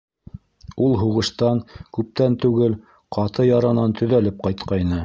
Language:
Bashkir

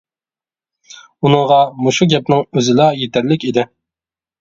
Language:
Uyghur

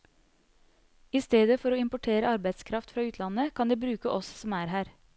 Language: Norwegian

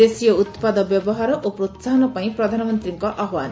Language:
Odia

